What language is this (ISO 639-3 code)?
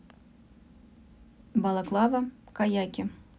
rus